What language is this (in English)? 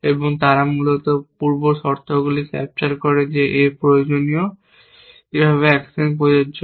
Bangla